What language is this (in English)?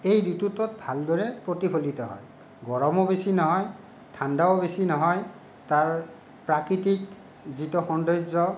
Assamese